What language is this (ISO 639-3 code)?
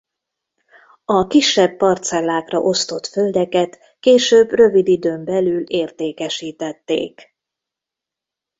hun